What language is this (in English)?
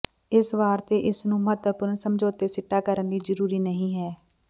Punjabi